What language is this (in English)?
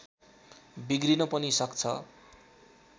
Nepali